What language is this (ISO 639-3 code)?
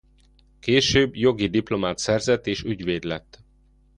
hun